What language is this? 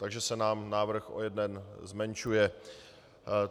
Czech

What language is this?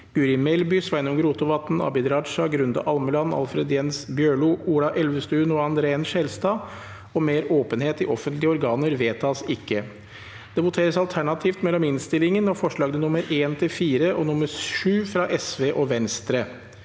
Norwegian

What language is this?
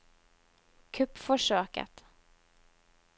Norwegian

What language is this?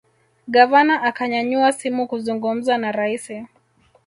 Swahili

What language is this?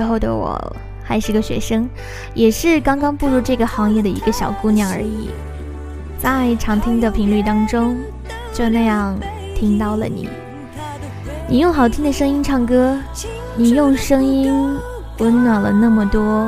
Chinese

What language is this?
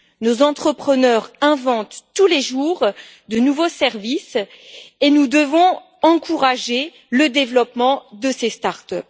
French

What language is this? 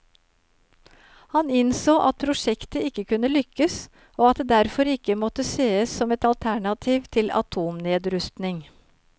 Norwegian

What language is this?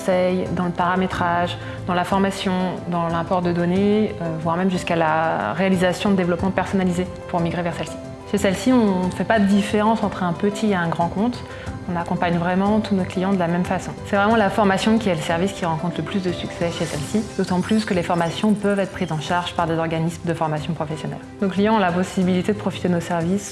French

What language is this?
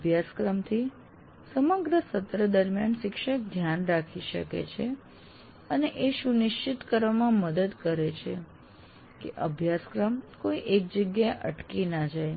Gujarati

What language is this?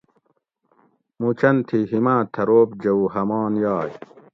Gawri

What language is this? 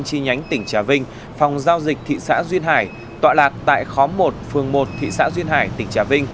Vietnamese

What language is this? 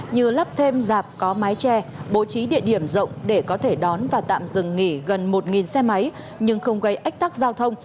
Vietnamese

